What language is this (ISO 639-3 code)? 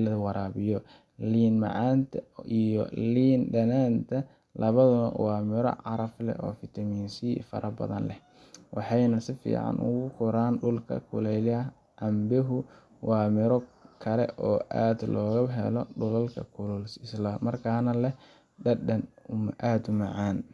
som